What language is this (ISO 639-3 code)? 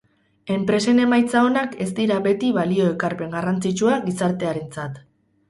eus